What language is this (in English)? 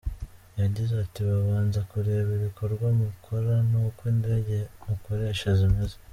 Kinyarwanda